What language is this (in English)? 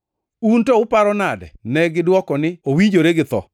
Luo (Kenya and Tanzania)